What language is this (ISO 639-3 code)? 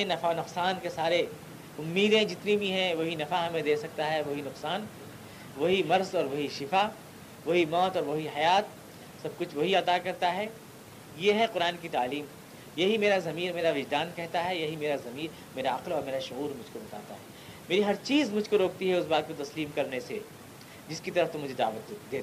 urd